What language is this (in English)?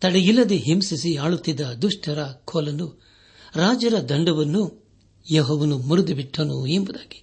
Kannada